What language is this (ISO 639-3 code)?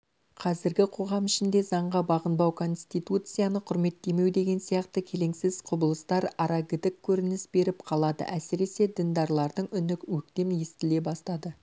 kaz